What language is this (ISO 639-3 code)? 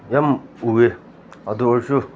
mni